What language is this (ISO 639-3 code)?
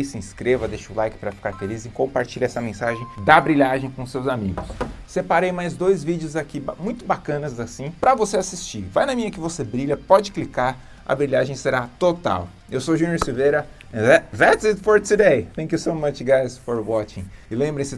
por